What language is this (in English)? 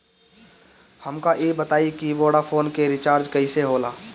Bhojpuri